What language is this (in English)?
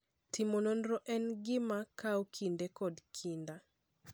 Luo (Kenya and Tanzania)